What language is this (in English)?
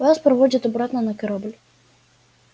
Russian